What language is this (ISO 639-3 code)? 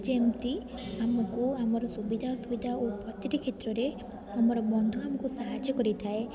ori